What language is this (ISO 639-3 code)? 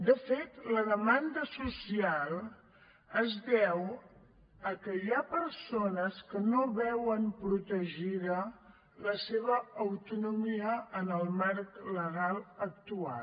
cat